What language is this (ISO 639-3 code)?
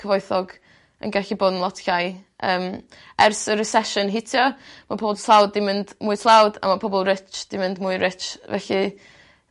cym